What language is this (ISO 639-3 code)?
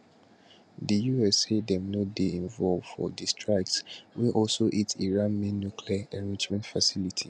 pcm